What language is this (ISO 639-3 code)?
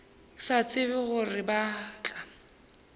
nso